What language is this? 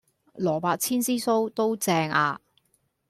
Cantonese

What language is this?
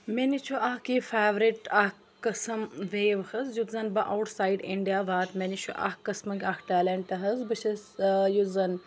Kashmiri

